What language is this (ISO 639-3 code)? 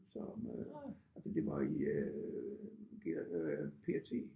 dan